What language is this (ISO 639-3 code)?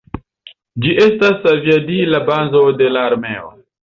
epo